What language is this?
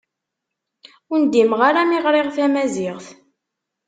Kabyle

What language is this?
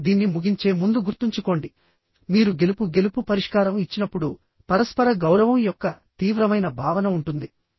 Telugu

